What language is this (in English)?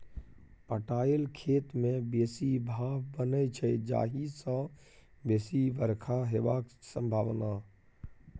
Maithili